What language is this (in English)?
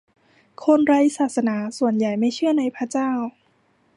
Thai